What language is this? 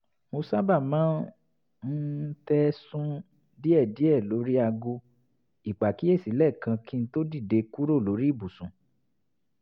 Yoruba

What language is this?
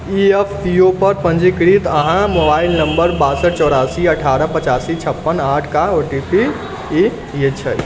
Maithili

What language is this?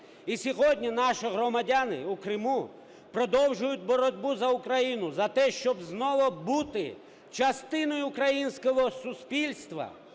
Ukrainian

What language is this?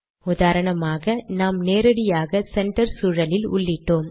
Tamil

